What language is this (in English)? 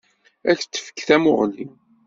Kabyle